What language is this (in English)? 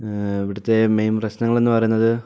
Malayalam